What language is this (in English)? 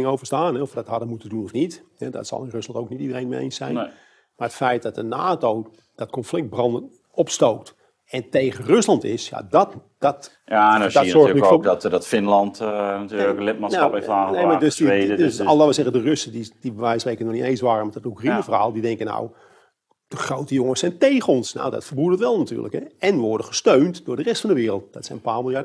Dutch